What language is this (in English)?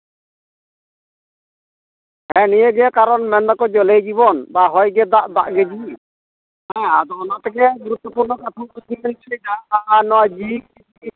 Santali